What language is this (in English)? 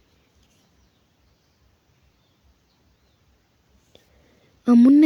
Kalenjin